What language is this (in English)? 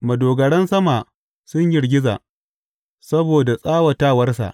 Hausa